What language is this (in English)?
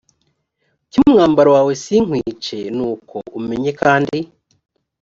Kinyarwanda